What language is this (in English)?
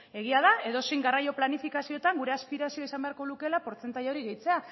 Basque